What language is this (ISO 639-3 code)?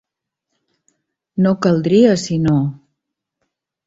cat